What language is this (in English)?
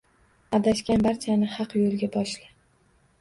Uzbek